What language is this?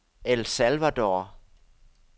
Danish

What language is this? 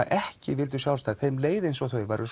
Icelandic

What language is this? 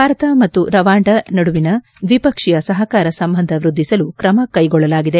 Kannada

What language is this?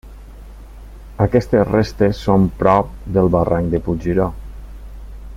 Catalan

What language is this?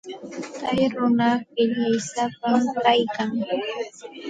Santa Ana de Tusi Pasco Quechua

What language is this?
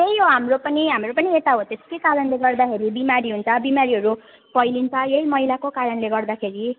Nepali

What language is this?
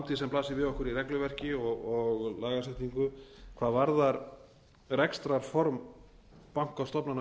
Icelandic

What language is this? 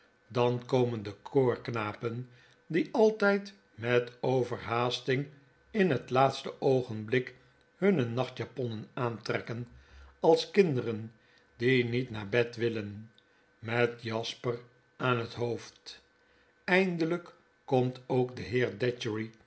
Dutch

